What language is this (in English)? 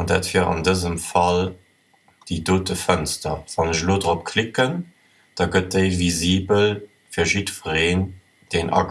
German